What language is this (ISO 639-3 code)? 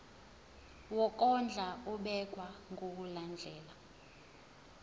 zul